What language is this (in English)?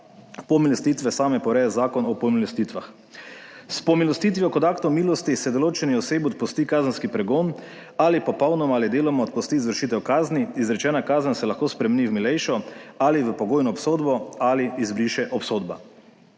Slovenian